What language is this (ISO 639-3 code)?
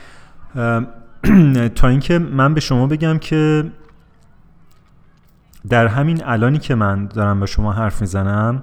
fas